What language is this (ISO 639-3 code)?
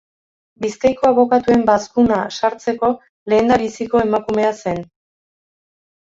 eus